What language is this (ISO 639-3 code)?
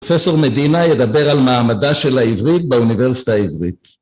heb